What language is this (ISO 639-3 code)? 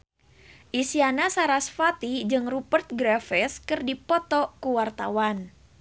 sun